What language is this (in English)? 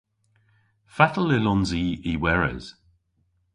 Cornish